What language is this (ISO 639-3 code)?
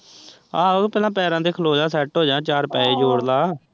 pan